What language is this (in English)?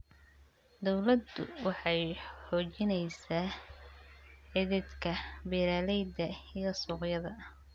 Somali